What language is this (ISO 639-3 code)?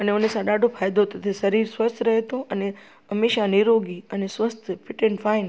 snd